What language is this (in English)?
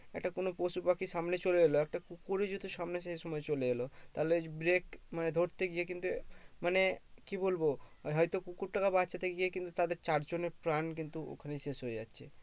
Bangla